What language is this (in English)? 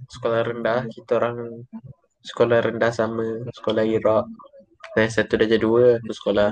Malay